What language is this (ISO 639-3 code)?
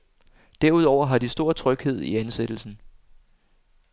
dan